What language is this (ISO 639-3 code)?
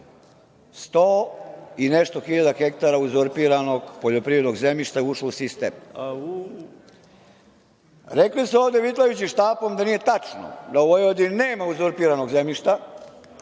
srp